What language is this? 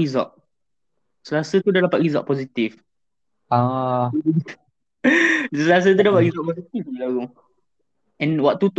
Malay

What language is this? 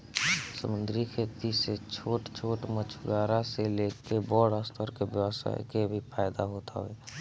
Bhojpuri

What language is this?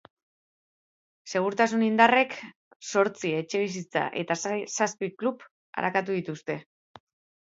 Basque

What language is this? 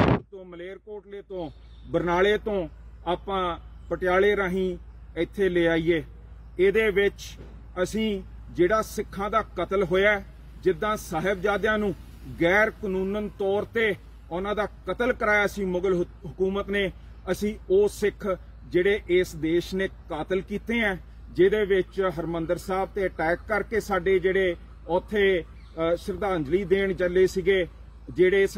Hindi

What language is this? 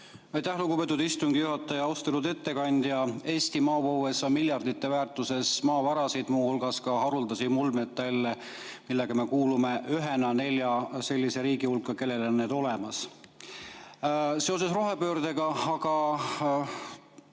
Estonian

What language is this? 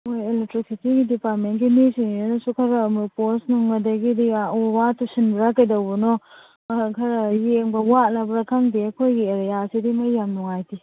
Manipuri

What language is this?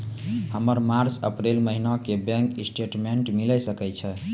Maithili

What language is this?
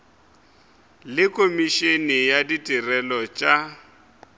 Northern Sotho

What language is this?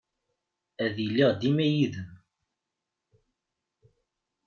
Kabyle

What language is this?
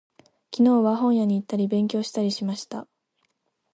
Japanese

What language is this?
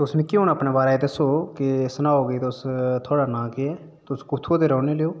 Dogri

